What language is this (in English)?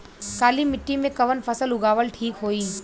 Bhojpuri